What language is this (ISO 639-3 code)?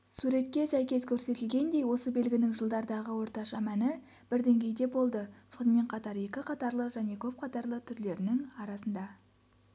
kaz